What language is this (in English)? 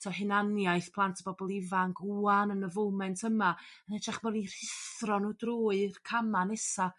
Welsh